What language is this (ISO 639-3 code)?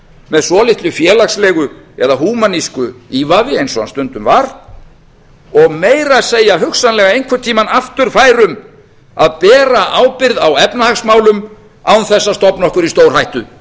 isl